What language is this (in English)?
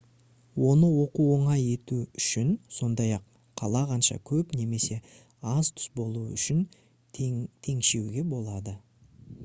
Kazakh